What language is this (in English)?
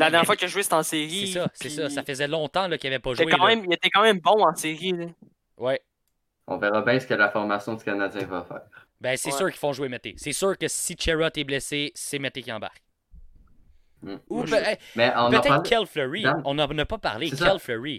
French